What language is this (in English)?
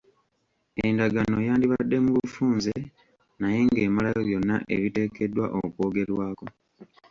Ganda